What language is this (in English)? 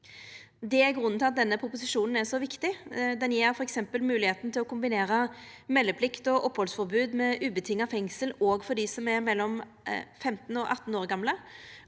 Norwegian